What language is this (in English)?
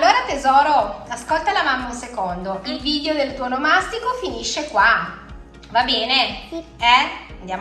Italian